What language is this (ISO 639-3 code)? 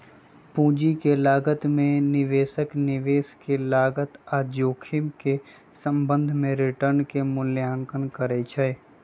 mag